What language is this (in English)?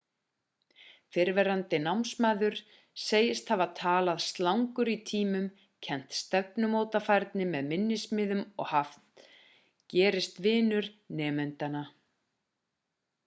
Icelandic